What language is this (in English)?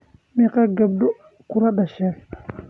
Somali